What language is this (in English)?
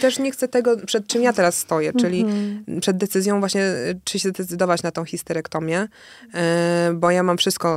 Polish